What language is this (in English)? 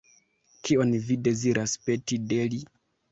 Esperanto